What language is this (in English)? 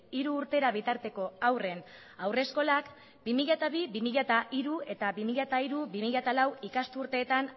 Basque